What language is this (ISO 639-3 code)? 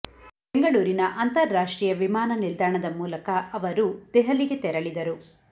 kan